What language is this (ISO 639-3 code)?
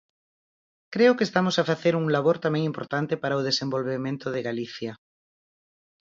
glg